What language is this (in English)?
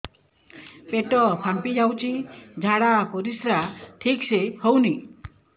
Odia